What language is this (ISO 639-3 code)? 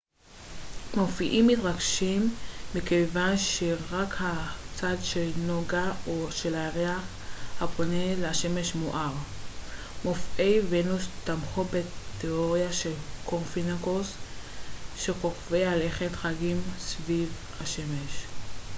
heb